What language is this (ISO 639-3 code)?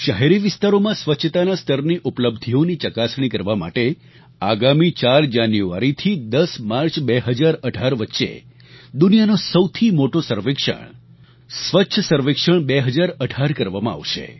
guj